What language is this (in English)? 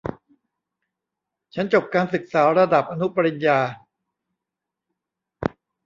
Thai